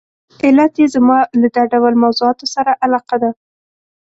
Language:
Pashto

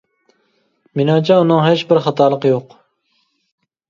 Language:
Uyghur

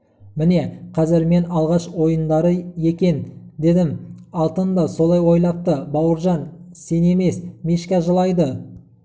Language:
Kazakh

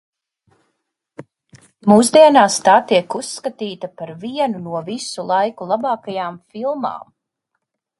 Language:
Latvian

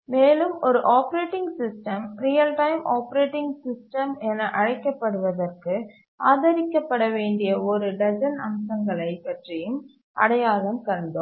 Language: Tamil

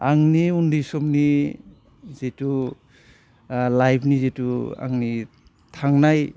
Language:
Bodo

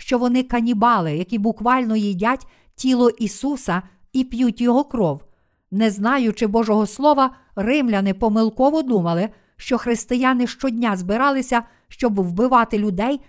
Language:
Ukrainian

